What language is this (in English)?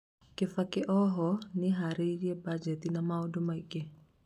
Kikuyu